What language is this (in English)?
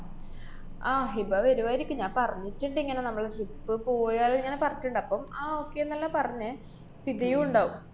Malayalam